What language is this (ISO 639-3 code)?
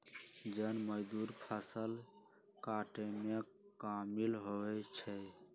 mag